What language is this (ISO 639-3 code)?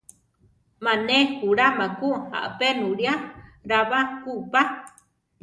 tar